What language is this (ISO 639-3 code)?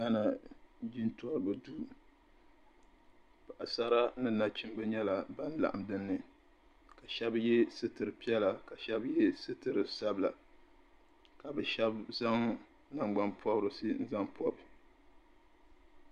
dag